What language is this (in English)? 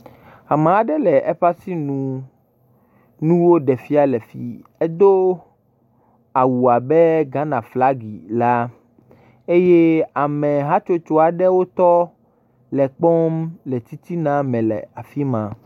Ewe